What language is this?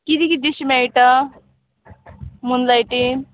Konkani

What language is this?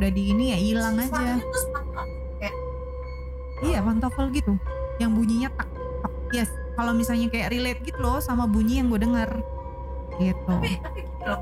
Indonesian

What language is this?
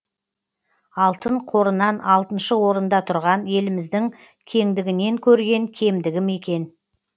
Kazakh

